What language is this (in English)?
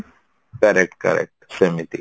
Odia